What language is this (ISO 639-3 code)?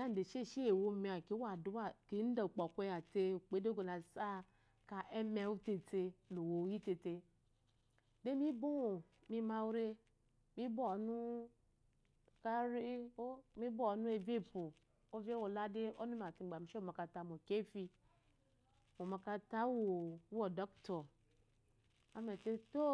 afo